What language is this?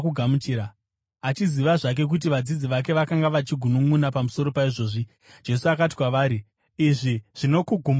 Shona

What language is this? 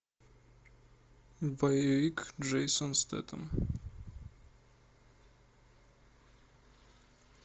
Russian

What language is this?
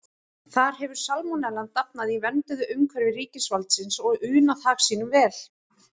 Icelandic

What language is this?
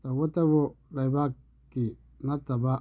Manipuri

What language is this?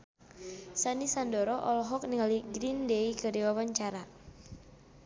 Sundanese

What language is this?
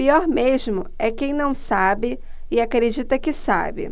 Portuguese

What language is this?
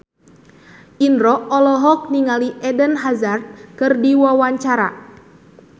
Sundanese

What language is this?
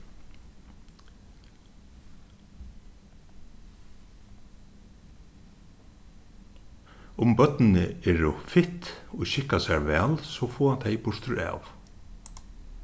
Faroese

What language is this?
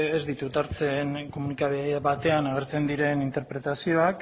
Basque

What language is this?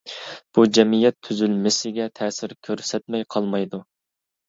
Uyghur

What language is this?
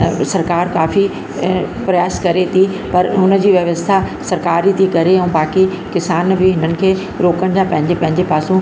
Sindhi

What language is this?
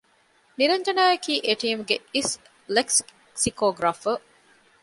Divehi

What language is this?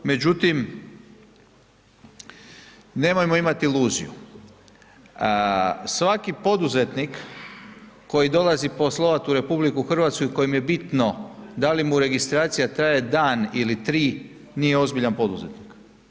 Croatian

